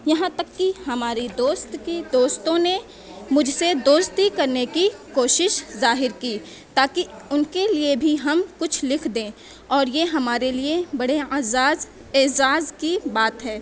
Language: Urdu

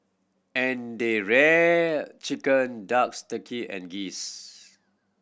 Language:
English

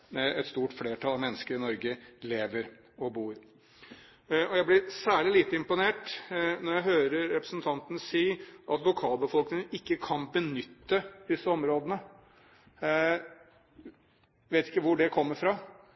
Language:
Norwegian Bokmål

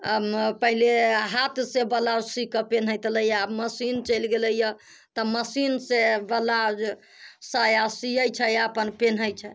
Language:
Maithili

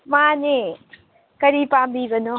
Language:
Manipuri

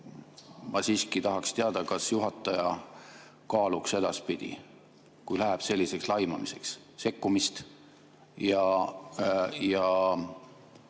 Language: Estonian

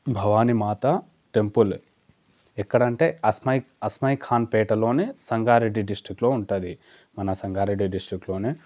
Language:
Telugu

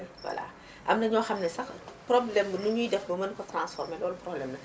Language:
Wolof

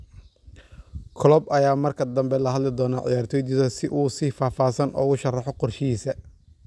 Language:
Somali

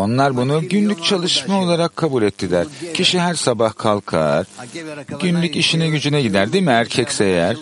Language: Turkish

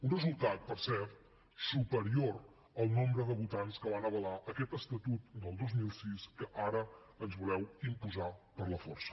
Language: Catalan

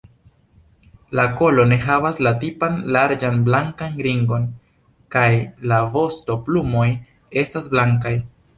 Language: Esperanto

